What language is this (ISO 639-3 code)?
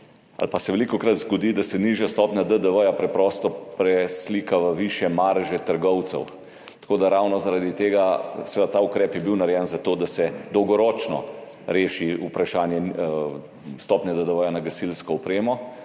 slv